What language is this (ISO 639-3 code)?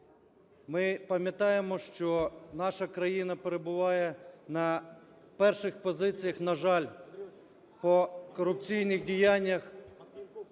ukr